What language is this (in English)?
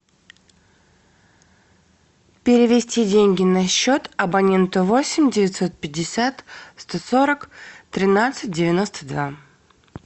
Russian